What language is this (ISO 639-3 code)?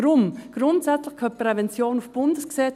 gsw